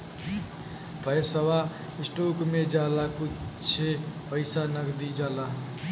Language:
Bhojpuri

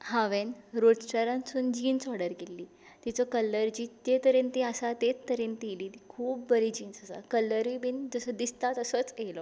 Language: Konkani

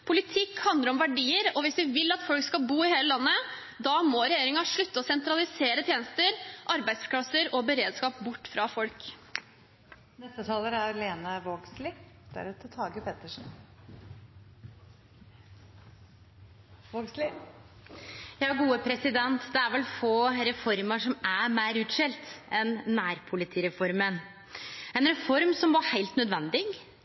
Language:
Norwegian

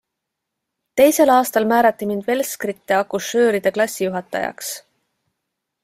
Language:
Estonian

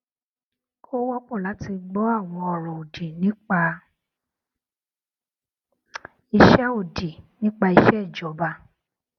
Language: Yoruba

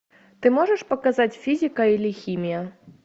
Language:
Russian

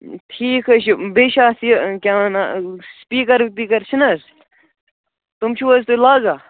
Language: Kashmiri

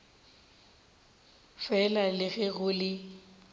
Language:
Northern Sotho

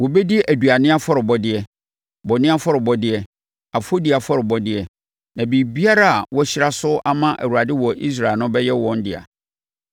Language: Akan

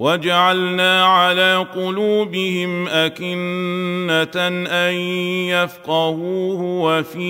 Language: Arabic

